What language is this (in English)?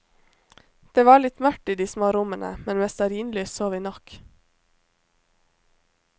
Norwegian